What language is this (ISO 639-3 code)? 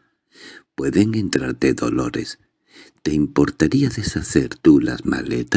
spa